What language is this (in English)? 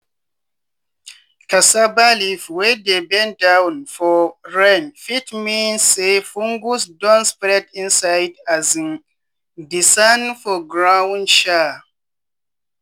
Nigerian Pidgin